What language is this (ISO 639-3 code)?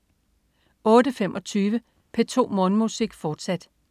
dan